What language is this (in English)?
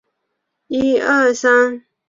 Chinese